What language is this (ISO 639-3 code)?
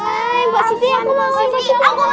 ind